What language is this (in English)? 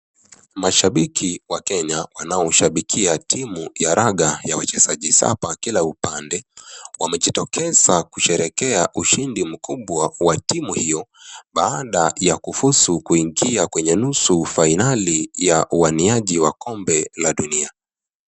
Swahili